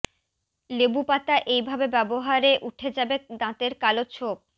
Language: Bangla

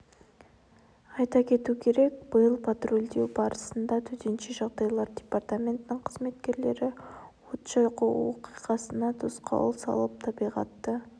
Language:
Kazakh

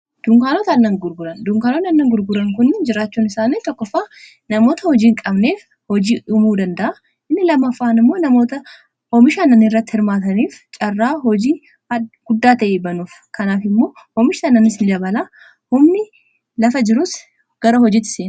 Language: Oromo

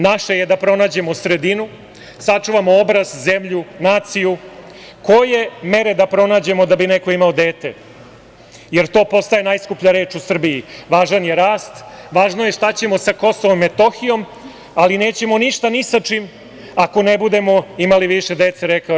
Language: Serbian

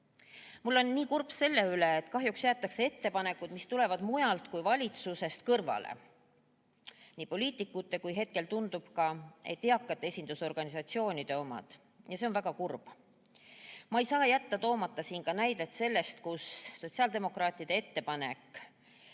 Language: Estonian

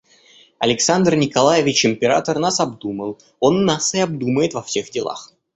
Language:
Russian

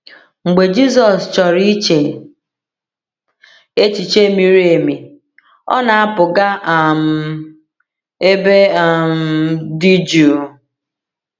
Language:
Igbo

